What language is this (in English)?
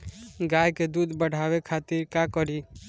Bhojpuri